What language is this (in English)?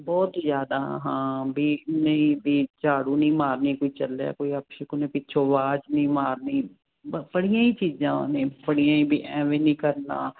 Punjabi